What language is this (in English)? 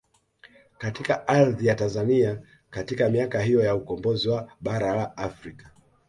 Swahili